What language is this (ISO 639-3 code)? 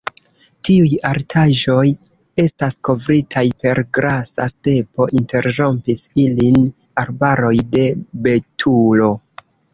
epo